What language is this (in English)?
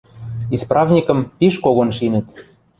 Western Mari